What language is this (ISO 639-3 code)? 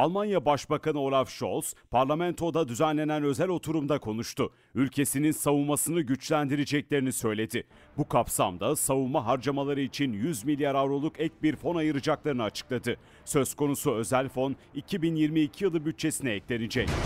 tur